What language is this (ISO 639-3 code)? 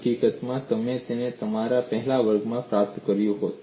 guj